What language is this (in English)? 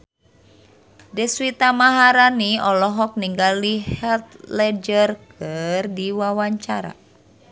Sundanese